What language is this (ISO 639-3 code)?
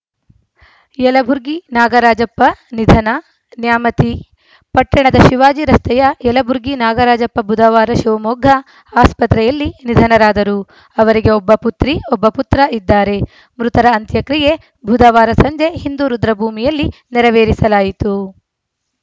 kan